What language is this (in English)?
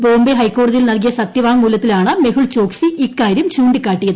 Malayalam